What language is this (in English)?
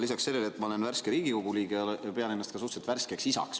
Estonian